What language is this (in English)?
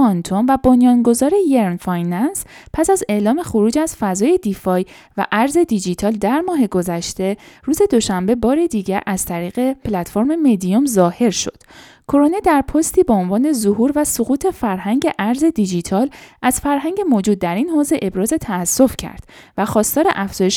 Persian